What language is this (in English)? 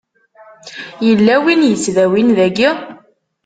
Kabyle